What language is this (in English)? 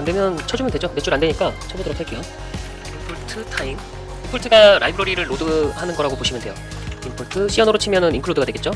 Korean